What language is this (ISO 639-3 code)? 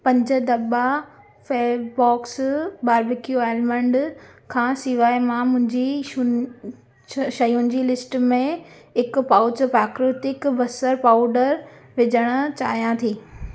snd